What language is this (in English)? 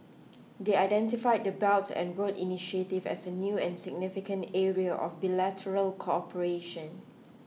English